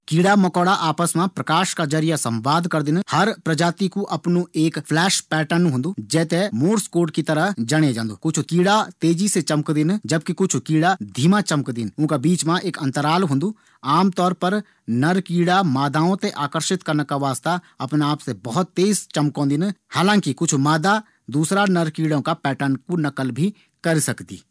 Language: Garhwali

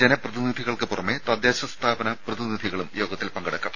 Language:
Malayalam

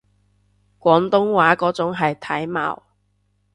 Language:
Cantonese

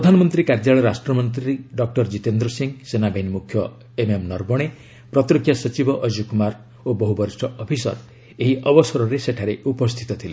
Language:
Odia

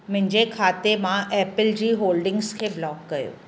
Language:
Sindhi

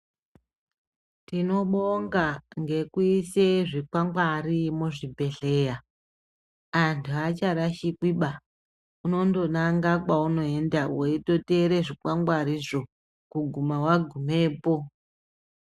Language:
Ndau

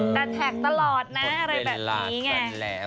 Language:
Thai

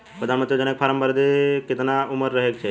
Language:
Bhojpuri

